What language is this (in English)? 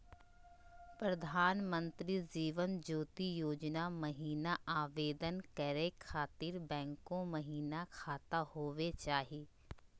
Magahi